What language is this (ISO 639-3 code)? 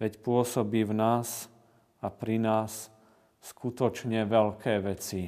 slk